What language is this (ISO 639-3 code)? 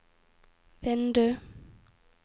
nor